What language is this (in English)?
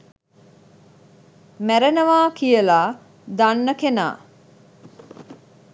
Sinhala